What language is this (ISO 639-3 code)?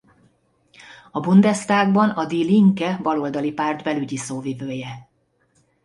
hun